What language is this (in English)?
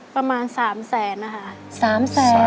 Thai